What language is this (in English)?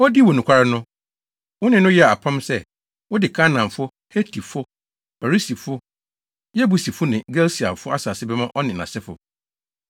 Akan